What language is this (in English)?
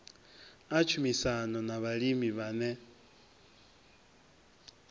Venda